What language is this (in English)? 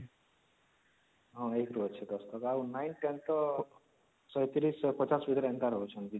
Odia